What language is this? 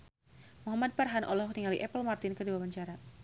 Sundanese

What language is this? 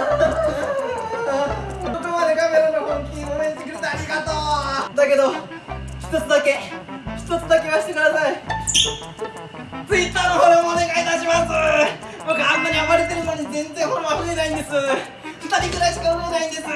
Japanese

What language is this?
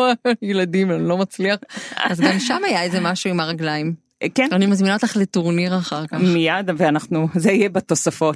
Hebrew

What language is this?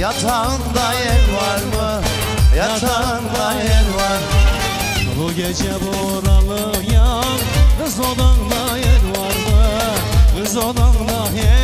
Turkish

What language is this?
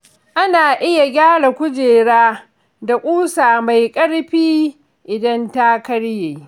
Hausa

